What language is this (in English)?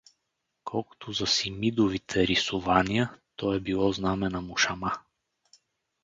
Bulgarian